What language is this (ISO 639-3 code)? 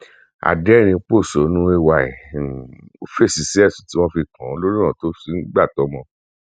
yor